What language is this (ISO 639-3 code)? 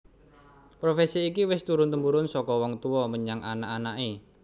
jav